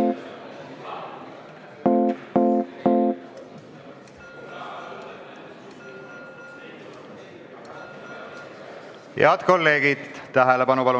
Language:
Estonian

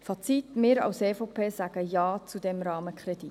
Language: Swiss German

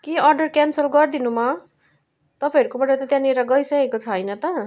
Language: Nepali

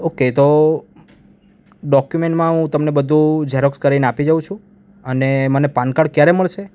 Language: Gujarati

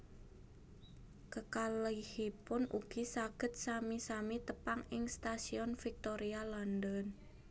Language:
Javanese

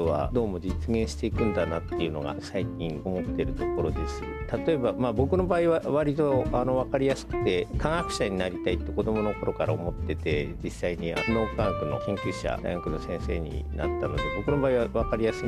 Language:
Japanese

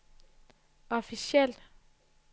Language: Danish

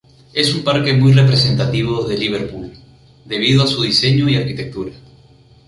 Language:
Spanish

